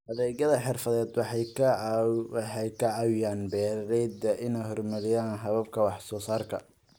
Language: Somali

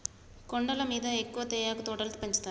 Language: Telugu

